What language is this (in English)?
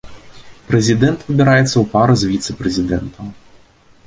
Belarusian